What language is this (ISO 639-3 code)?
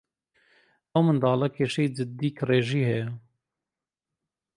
ckb